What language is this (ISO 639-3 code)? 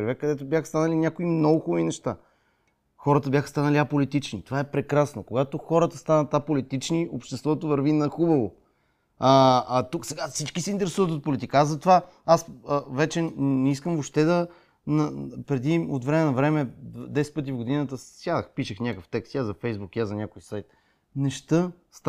bul